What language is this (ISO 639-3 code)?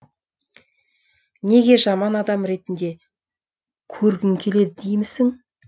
kaz